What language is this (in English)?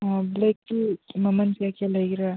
Manipuri